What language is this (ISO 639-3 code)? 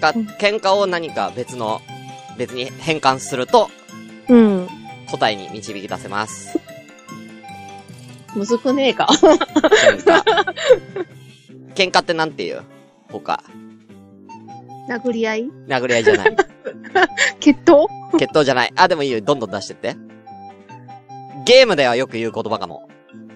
jpn